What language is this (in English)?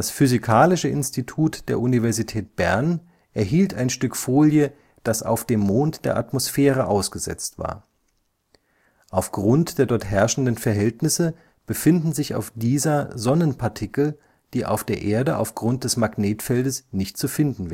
German